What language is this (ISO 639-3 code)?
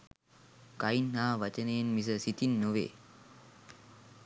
sin